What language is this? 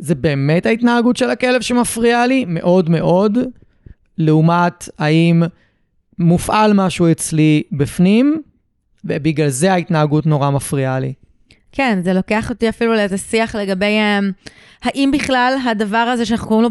Hebrew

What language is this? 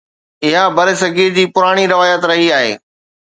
Sindhi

